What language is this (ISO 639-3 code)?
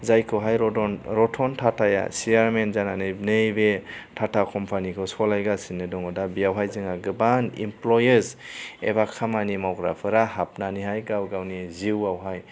brx